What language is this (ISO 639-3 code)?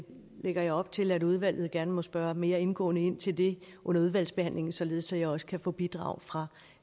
dan